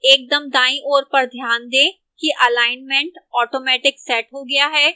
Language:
Hindi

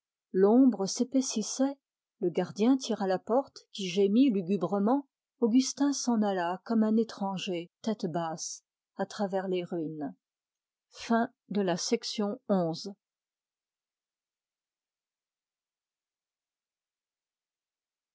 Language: French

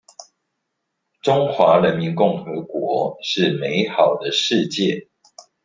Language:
Chinese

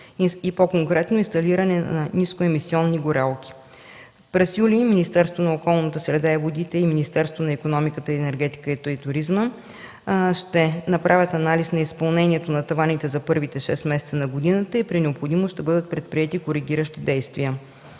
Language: Bulgarian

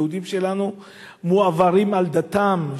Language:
Hebrew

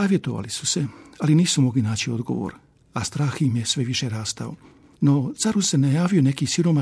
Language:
Croatian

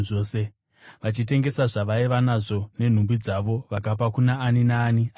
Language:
Shona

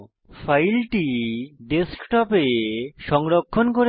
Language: Bangla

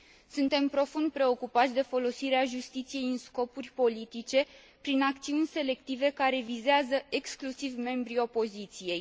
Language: Romanian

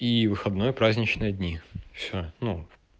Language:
Russian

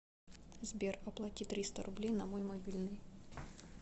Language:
Russian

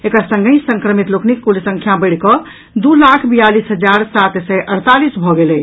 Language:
Maithili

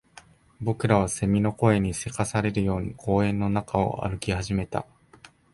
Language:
Japanese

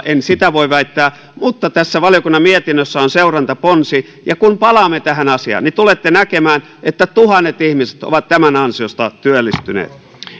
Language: Finnish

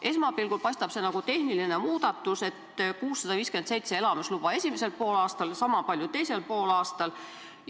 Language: Estonian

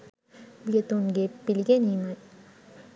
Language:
Sinhala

